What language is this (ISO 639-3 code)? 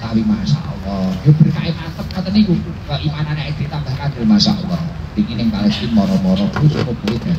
ind